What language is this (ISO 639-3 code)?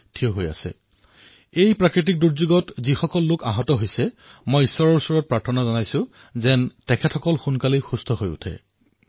asm